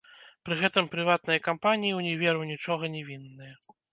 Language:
Belarusian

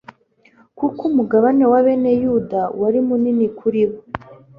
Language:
Kinyarwanda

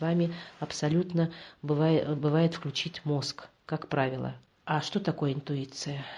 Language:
Russian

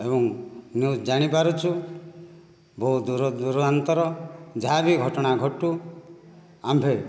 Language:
Odia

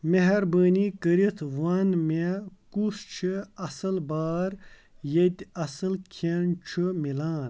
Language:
Kashmiri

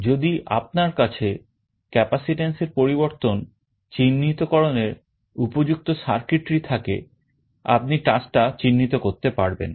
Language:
Bangla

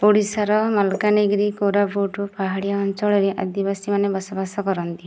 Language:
Odia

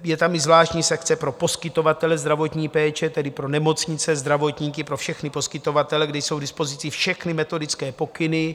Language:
Czech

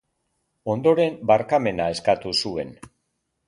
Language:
Basque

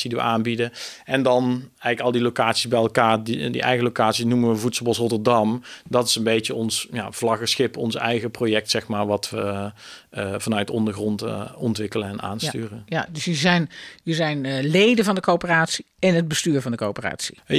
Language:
Dutch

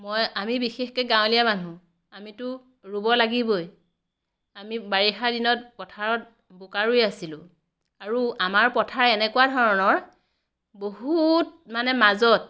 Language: Assamese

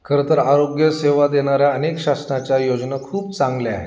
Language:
Marathi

